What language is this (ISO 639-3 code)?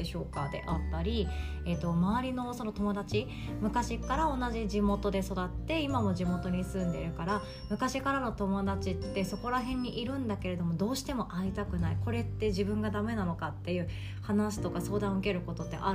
jpn